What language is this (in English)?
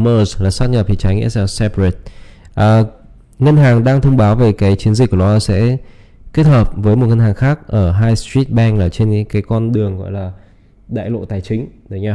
Vietnamese